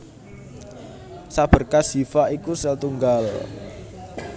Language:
Javanese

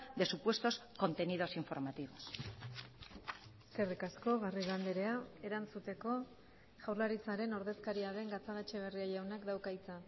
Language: Basque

